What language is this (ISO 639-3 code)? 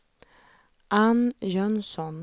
swe